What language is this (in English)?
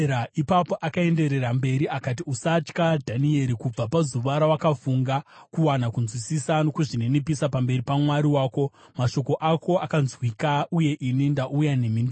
Shona